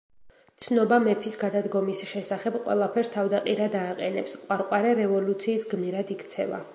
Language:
Georgian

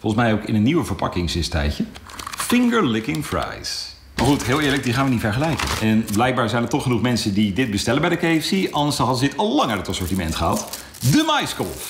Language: Dutch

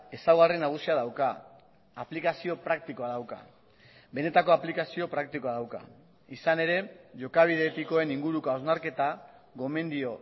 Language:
Basque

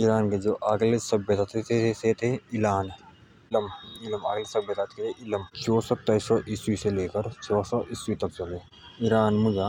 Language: Jaunsari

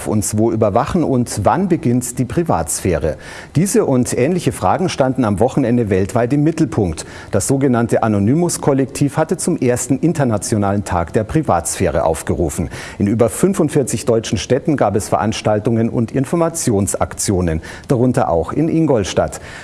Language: German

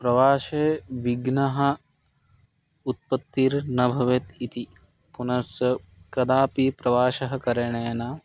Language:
Sanskrit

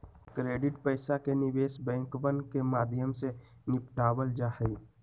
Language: Magahi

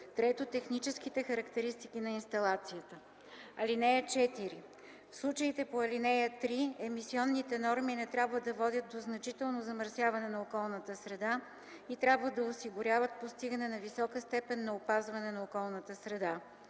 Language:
Bulgarian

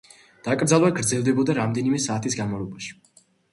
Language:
Georgian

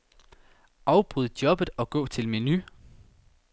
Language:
Danish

